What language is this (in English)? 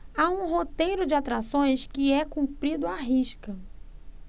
Portuguese